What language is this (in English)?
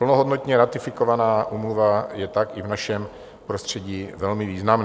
Czech